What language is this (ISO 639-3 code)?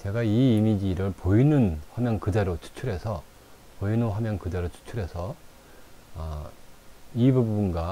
kor